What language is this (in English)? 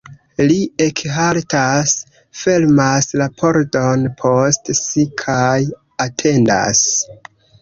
Esperanto